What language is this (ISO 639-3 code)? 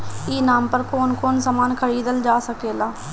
bho